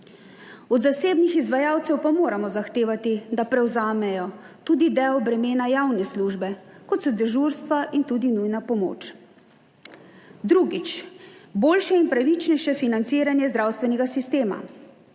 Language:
Slovenian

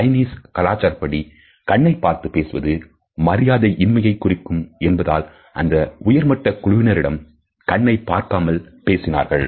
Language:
Tamil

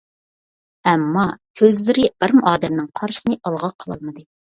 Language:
Uyghur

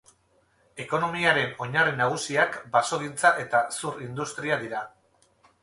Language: Basque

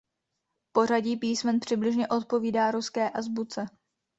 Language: Czech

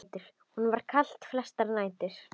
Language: Icelandic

